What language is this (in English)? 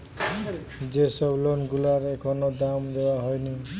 Bangla